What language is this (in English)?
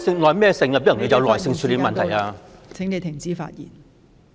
Cantonese